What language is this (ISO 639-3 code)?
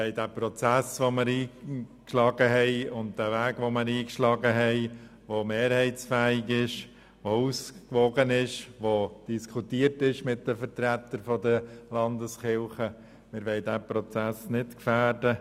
gsw